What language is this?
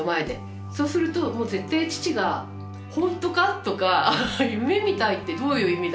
Japanese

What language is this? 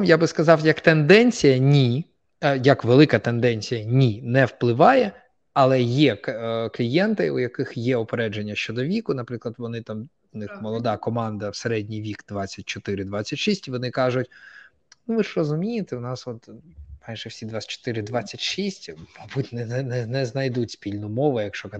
Ukrainian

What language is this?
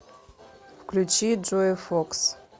Russian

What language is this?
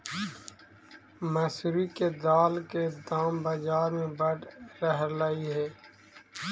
Magahi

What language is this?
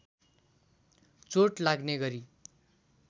Nepali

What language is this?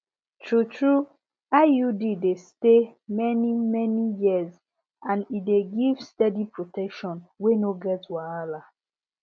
Nigerian Pidgin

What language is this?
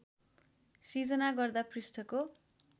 Nepali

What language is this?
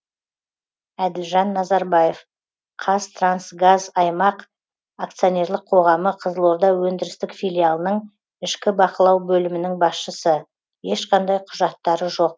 Kazakh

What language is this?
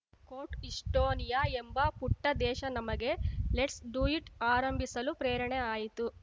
Kannada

